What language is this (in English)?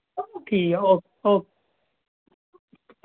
Dogri